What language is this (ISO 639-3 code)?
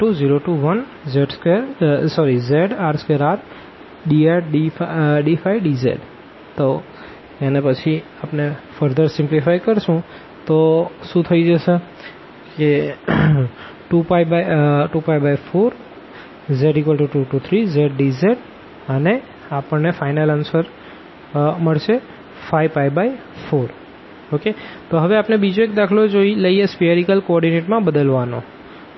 guj